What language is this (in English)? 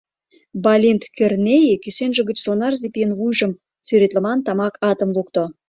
Mari